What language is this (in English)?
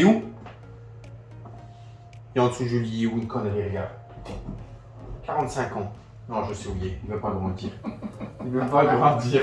French